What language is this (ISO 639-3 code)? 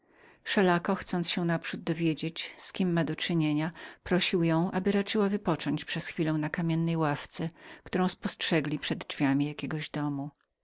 pol